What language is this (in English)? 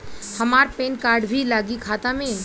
Bhojpuri